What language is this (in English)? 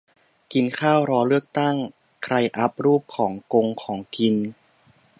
Thai